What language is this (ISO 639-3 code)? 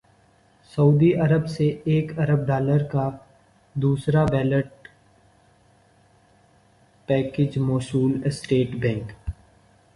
urd